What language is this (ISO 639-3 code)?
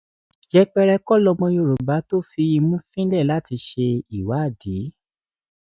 yor